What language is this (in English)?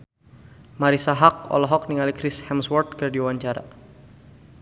Sundanese